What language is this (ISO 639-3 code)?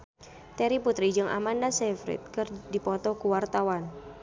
sun